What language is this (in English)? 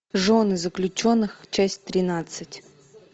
Russian